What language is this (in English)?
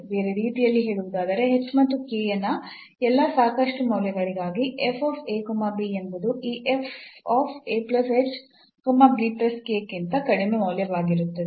Kannada